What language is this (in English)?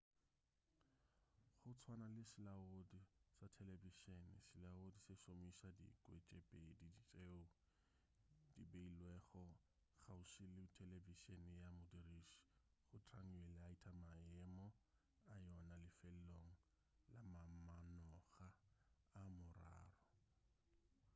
Northern Sotho